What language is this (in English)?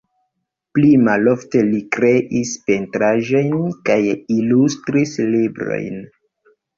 Esperanto